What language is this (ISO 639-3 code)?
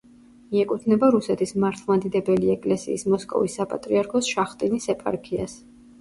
kat